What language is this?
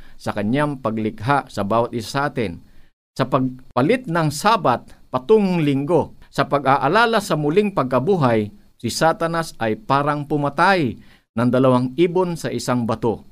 Filipino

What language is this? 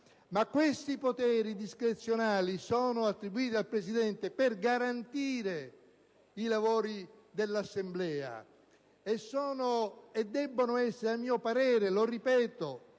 Italian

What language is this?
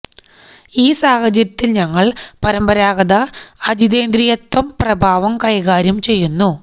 Malayalam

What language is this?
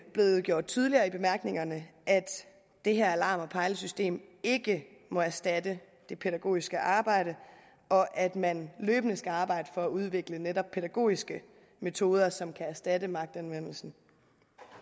Danish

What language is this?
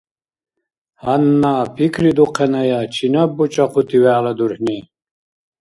Dargwa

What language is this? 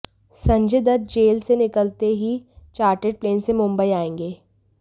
Hindi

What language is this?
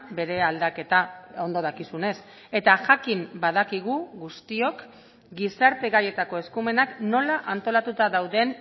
Basque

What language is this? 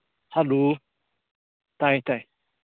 Manipuri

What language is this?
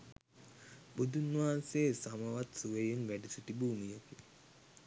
Sinhala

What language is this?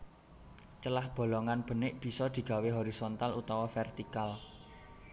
Javanese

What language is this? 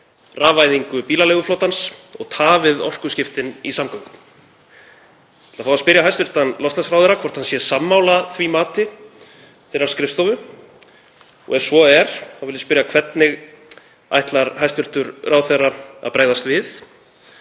Icelandic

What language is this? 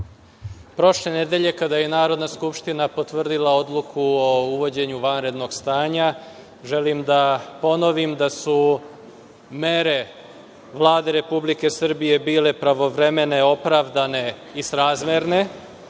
Serbian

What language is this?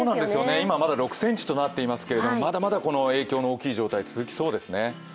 Japanese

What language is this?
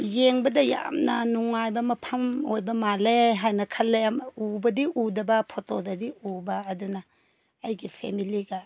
Manipuri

